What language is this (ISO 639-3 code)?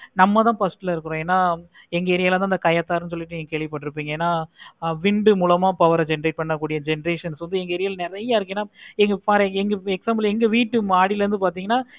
tam